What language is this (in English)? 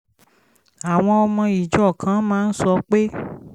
Yoruba